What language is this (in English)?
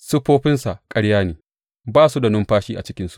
Hausa